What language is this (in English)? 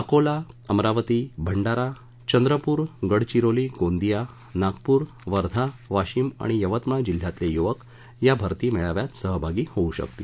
Marathi